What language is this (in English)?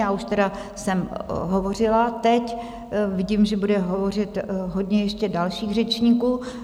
Czech